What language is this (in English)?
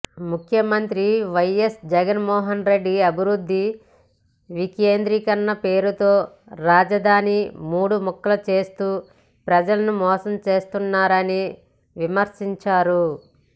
Telugu